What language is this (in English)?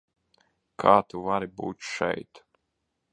Latvian